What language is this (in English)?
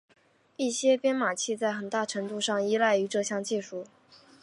Chinese